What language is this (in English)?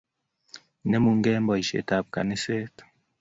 Kalenjin